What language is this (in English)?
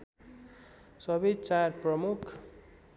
Nepali